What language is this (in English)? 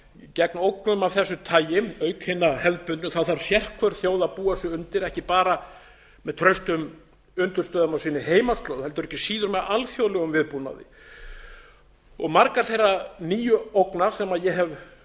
Icelandic